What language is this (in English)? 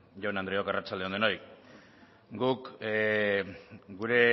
Basque